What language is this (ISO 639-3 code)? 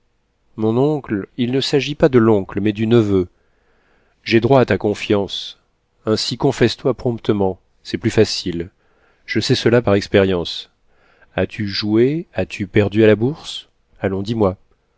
fra